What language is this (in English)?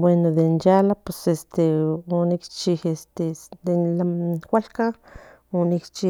Central Nahuatl